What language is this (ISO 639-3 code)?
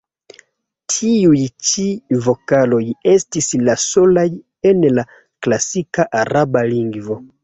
epo